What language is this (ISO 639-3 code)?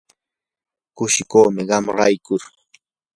qur